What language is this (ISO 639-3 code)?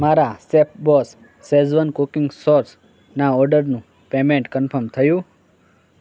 guj